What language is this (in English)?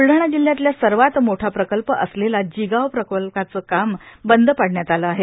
Marathi